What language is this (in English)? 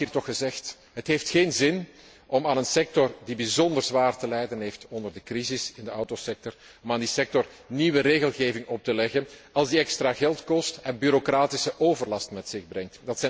Dutch